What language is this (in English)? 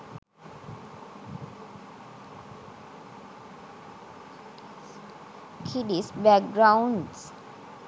Sinhala